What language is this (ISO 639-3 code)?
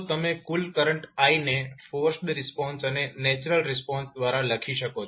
guj